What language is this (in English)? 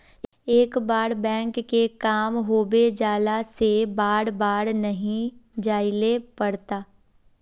Magahi